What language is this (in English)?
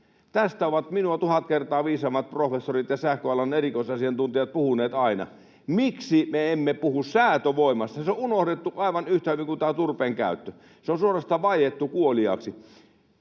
Finnish